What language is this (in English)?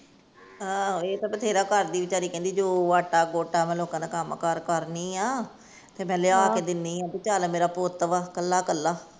Punjabi